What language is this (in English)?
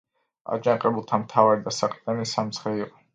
Georgian